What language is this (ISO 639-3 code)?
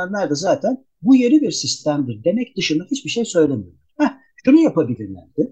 tur